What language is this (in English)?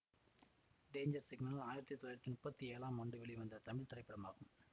Tamil